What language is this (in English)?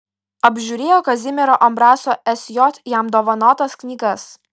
Lithuanian